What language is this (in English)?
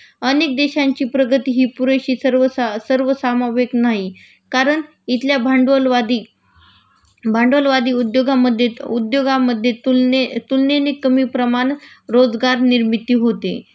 Marathi